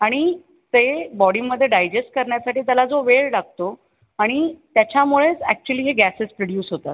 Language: Marathi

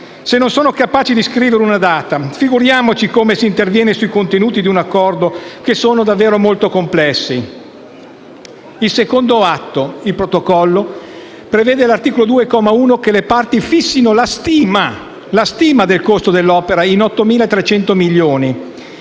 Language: Italian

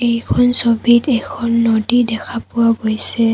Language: Assamese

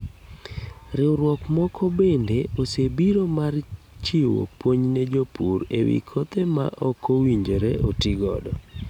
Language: Luo (Kenya and Tanzania)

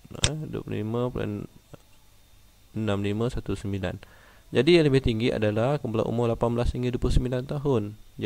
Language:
Malay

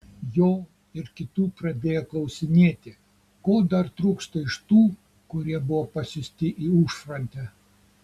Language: Lithuanian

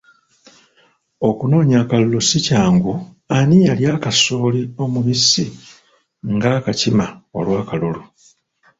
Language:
Ganda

